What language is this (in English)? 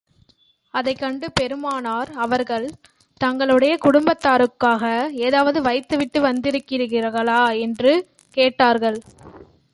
Tamil